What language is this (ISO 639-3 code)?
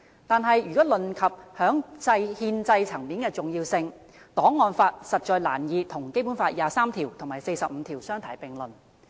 yue